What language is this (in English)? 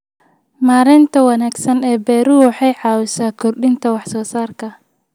Somali